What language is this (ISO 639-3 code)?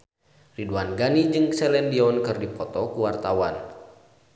sun